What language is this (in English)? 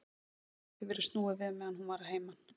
Icelandic